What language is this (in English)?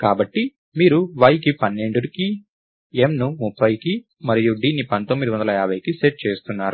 Telugu